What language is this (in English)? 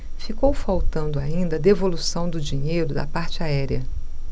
Portuguese